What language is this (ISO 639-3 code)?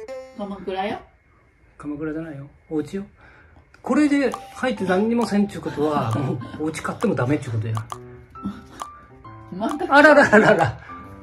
jpn